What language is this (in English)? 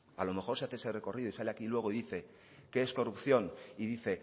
Spanish